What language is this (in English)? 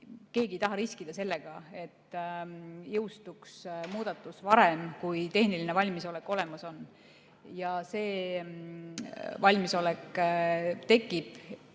Estonian